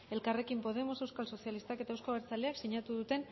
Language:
Basque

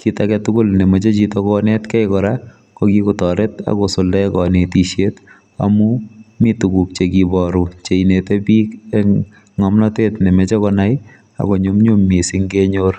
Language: Kalenjin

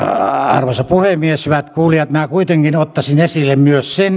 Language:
Finnish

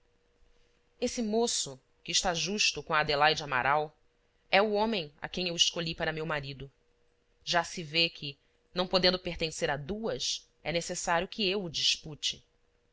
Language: Portuguese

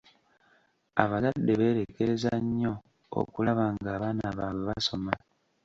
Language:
Ganda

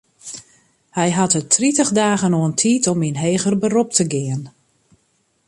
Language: Western Frisian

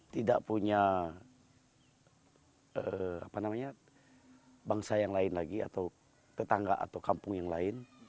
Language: Indonesian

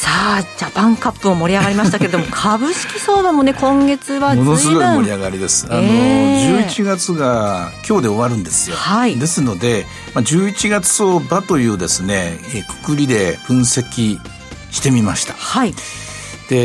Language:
Japanese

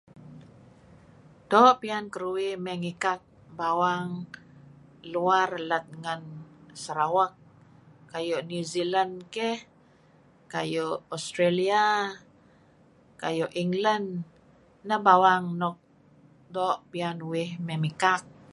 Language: Kelabit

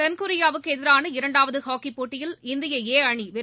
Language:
Tamil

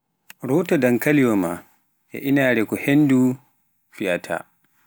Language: Pular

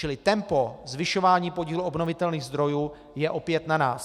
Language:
Czech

